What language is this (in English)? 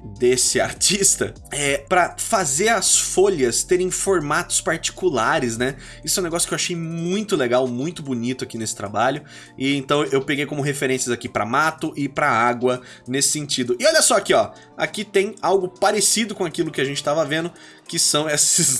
Portuguese